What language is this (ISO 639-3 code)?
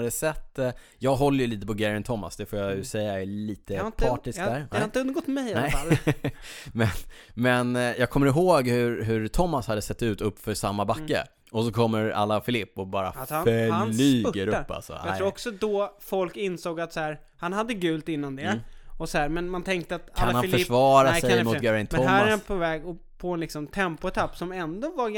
swe